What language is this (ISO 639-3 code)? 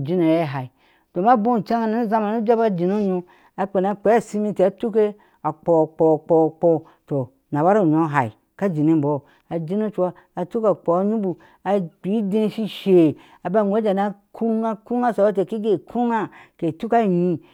ahs